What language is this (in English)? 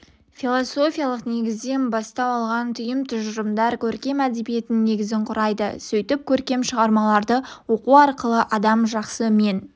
Kazakh